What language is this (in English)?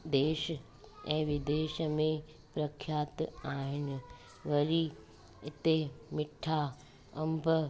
Sindhi